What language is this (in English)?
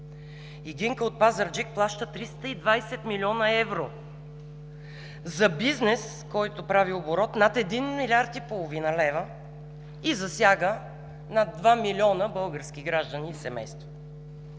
Bulgarian